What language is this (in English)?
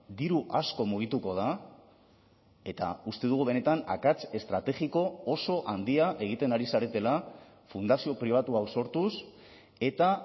Basque